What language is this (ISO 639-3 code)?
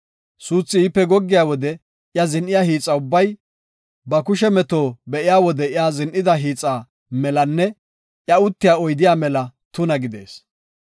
gof